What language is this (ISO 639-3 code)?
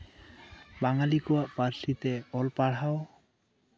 sat